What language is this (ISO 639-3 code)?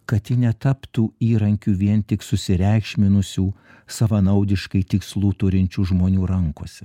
lit